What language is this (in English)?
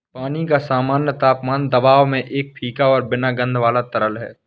Hindi